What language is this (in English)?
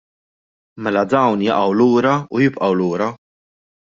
Maltese